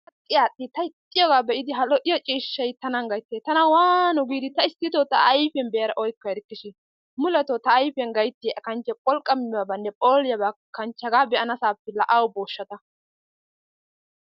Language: Wolaytta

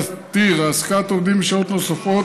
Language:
Hebrew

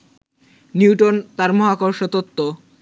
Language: Bangla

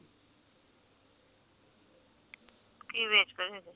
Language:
Punjabi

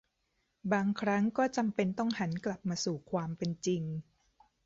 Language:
Thai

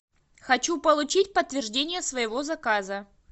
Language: Russian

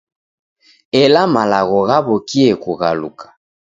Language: Taita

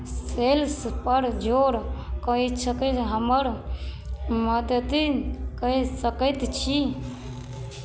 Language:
Maithili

